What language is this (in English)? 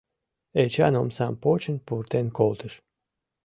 Mari